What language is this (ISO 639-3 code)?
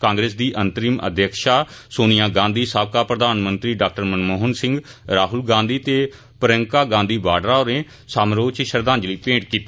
doi